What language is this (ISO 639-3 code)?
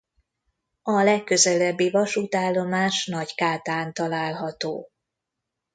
hun